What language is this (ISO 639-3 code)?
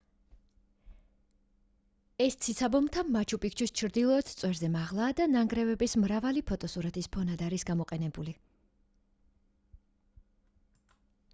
kat